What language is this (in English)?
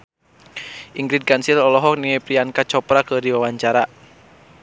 Sundanese